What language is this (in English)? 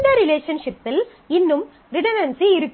Tamil